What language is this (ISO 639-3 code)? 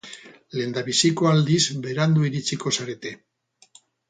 eus